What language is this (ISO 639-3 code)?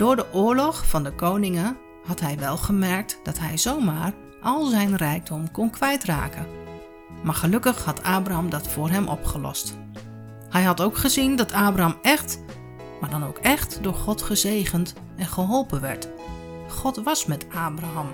nld